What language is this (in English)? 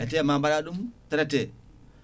Fula